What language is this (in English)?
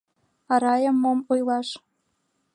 Mari